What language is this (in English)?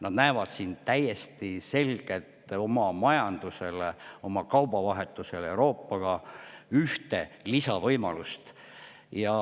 Estonian